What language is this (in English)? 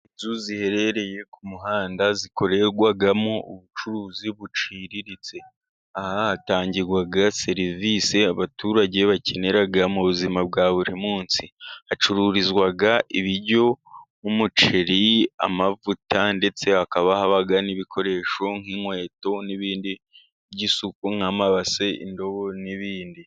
Kinyarwanda